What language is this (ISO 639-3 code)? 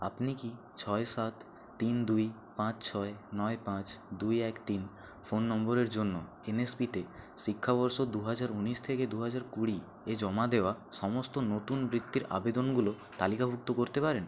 ben